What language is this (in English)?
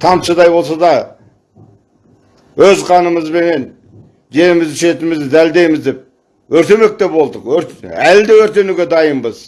Turkish